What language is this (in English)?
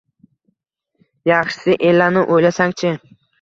Uzbek